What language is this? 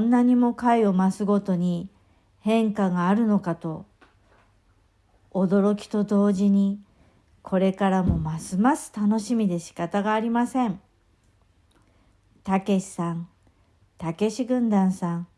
Japanese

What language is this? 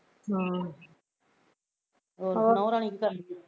Punjabi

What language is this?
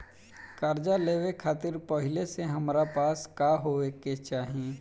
Bhojpuri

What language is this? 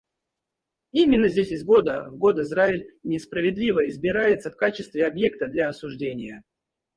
Russian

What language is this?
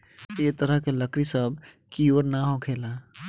Bhojpuri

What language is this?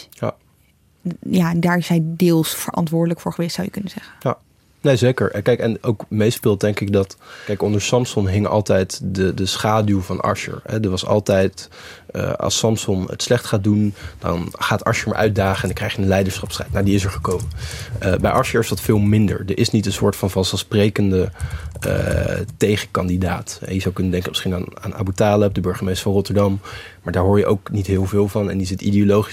Dutch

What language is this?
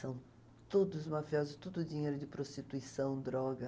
Portuguese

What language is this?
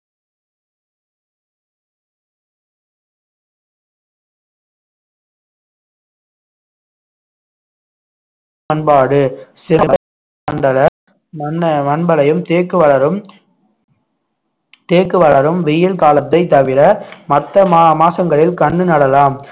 Tamil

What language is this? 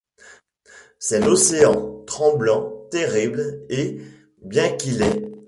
French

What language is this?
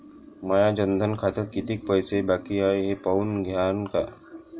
Marathi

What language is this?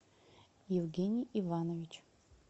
Russian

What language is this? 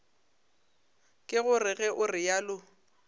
Northern Sotho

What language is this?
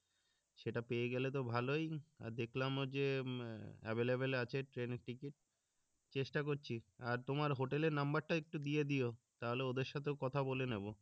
Bangla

